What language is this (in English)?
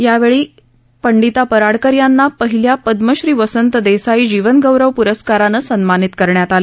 Marathi